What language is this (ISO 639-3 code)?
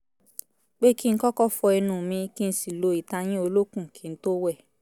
yor